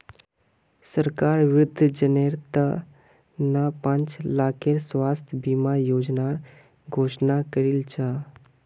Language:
Magahi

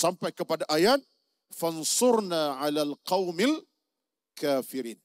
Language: Malay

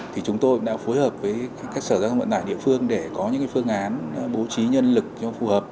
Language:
Vietnamese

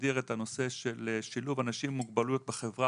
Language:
Hebrew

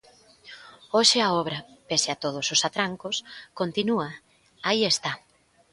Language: Galician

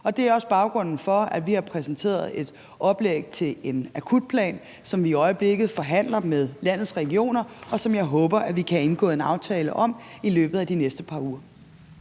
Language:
Danish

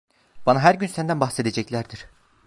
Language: Turkish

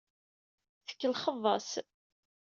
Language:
Kabyle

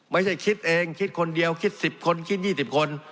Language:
Thai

